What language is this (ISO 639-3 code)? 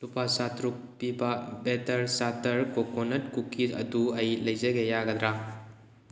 mni